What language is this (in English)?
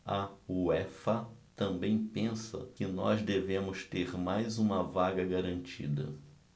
Portuguese